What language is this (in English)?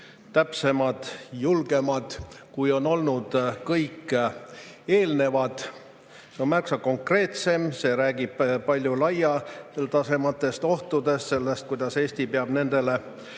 Estonian